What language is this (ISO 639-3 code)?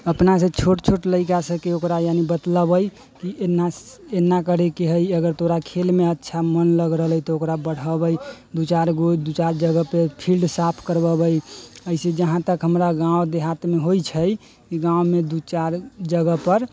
mai